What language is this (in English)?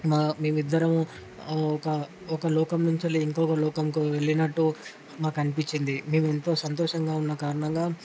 Telugu